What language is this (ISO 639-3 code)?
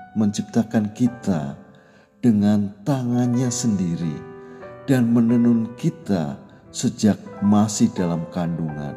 ind